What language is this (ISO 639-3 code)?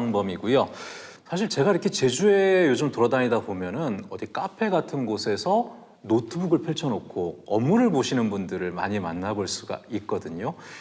kor